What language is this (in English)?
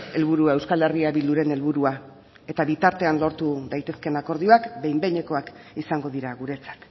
Basque